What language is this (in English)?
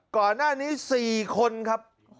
Thai